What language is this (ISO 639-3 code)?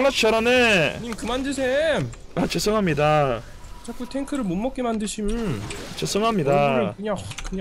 kor